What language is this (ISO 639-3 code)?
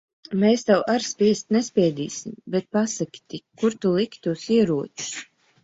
lav